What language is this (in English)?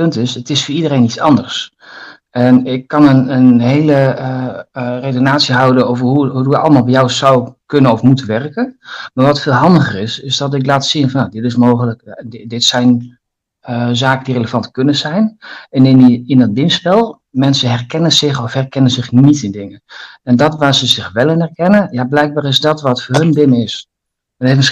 Dutch